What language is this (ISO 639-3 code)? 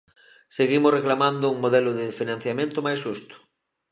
glg